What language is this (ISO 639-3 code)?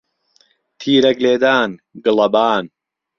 ckb